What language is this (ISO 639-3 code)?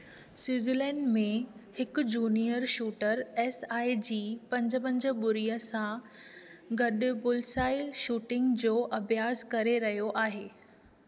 snd